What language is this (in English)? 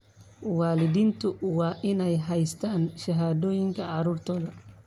Somali